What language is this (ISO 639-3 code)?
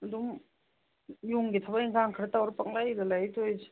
mni